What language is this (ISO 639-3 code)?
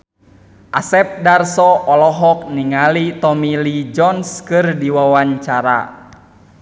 sun